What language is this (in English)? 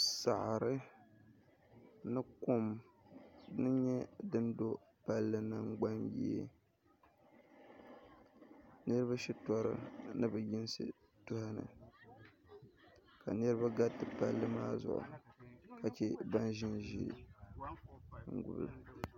Dagbani